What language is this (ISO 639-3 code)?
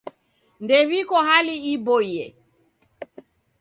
dav